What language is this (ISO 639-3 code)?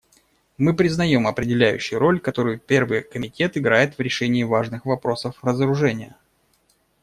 rus